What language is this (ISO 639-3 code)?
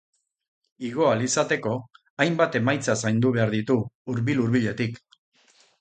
eus